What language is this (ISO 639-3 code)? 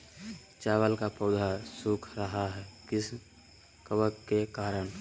mag